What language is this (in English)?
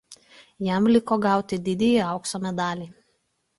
Lithuanian